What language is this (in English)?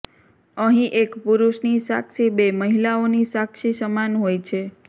Gujarati